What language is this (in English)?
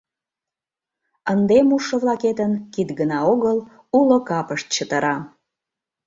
Mari